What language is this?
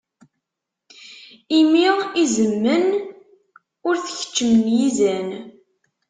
Kabyle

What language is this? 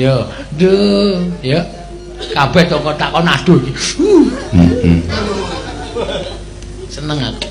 Indonesian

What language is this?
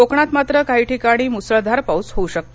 Marathi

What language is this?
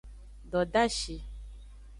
Aja (Benin)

